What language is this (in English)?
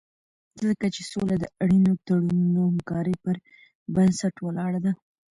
Pashto